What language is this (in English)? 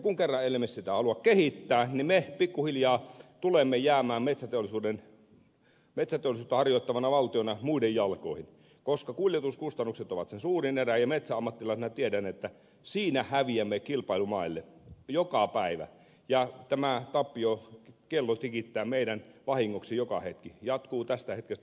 Finnish